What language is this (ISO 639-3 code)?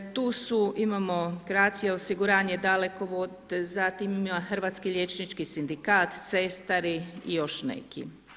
hrv